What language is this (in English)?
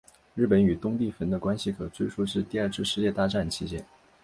Chinese